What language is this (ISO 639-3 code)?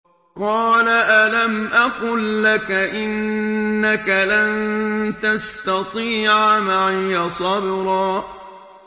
ara